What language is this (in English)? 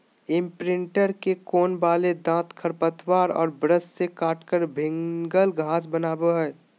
Magahi